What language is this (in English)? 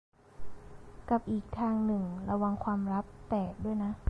Thai